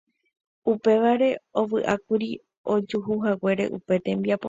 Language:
Guarani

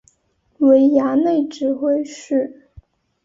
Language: Chinese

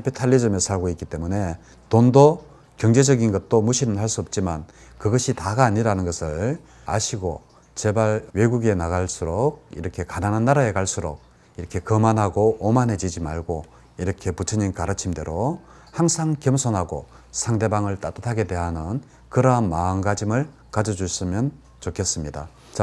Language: Korean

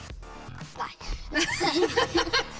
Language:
Icelandic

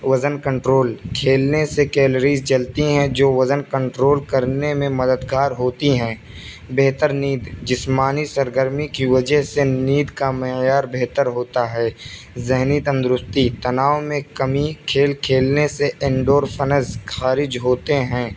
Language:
Urdu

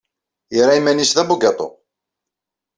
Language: Kabyle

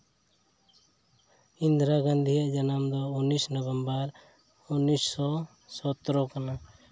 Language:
Santali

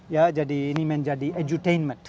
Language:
Indonesian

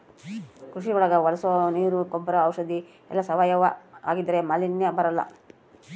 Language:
Kannada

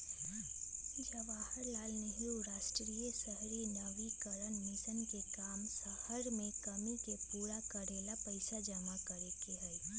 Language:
Magahi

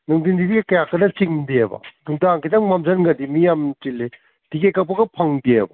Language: Manipuri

